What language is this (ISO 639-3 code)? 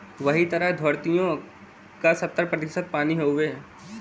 bho